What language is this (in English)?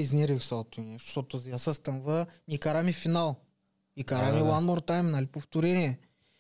Bulgarian